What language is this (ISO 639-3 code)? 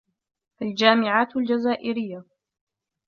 ara